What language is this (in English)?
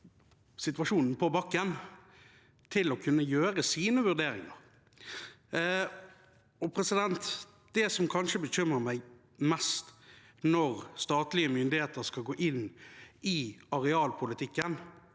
Norwegian